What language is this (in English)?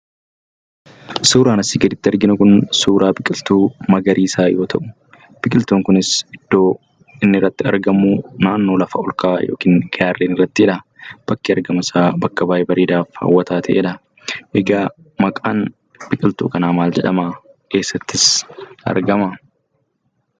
Oromo